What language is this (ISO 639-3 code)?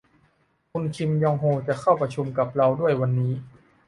tha